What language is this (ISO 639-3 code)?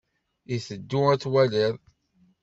kab